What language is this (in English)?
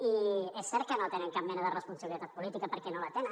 Catalan